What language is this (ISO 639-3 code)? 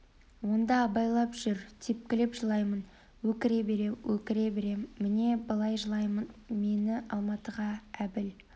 kaz